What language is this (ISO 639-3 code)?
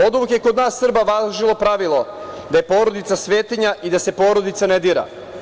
srp